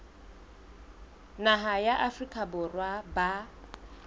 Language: Southern Sotho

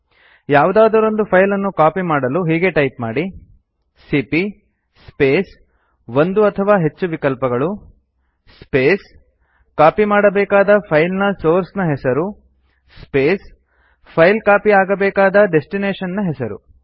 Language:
Kannada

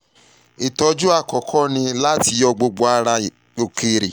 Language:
Yoruba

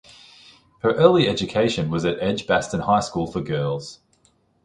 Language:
English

